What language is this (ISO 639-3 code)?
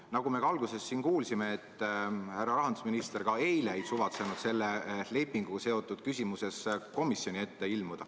est